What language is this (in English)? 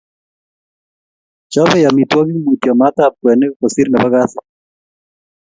Kalenjin